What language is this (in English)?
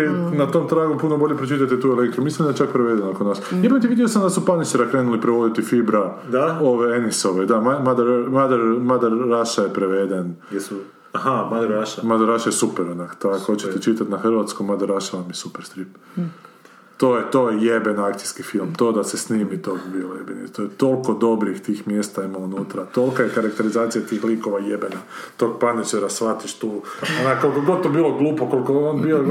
Croatian